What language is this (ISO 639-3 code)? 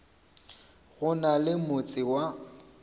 nso